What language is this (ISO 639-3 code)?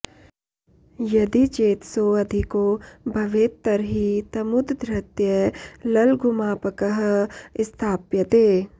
san